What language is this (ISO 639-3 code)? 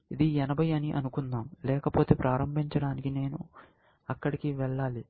tel